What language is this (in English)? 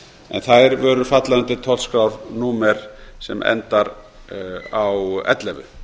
Icelandic